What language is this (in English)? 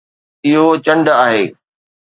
Sindhi